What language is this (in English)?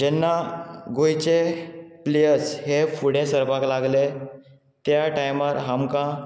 Konkani